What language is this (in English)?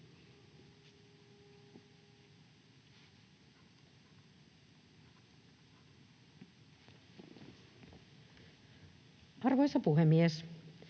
Finnish